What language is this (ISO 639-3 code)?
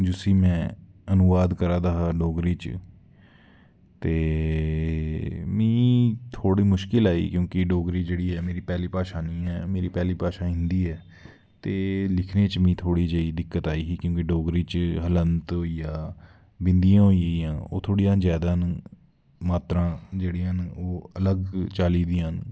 doi